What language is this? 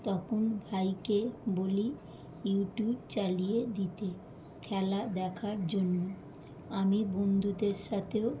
Bangla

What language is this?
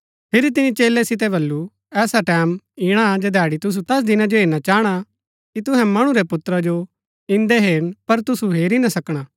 Gaddi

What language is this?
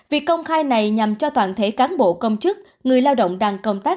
Vietnamese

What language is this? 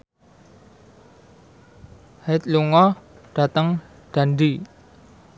Javanese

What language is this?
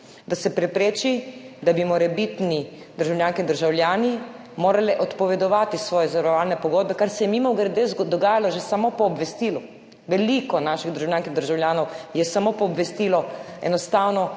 Slovenian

